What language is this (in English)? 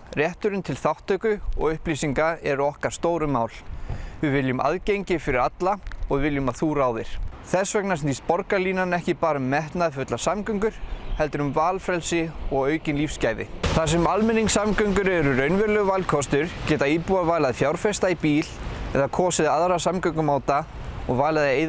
Icelandic